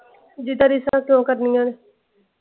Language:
Punjabi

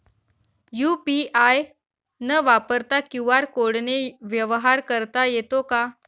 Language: Marathi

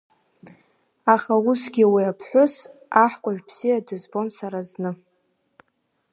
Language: Abkhazian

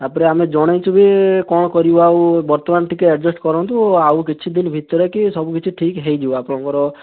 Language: Odia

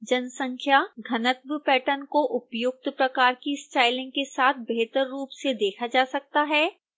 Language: Hindi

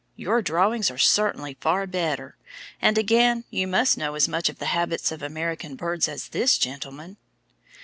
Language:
English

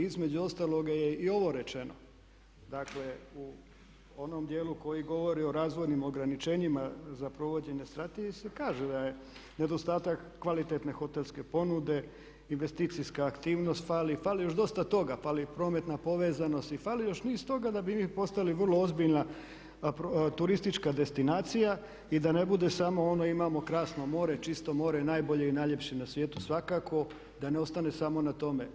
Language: Croatian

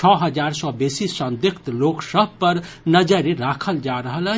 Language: Maithili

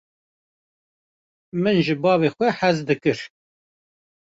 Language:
Kurdish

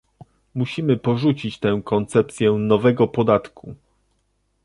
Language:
Polish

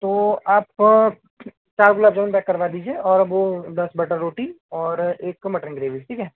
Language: Hindi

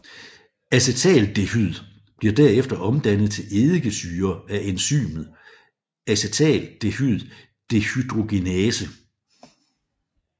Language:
Danish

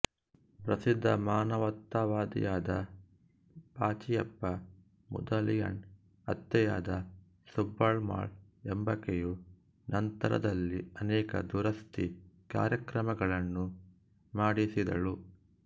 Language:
Kannada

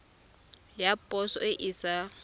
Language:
Tswana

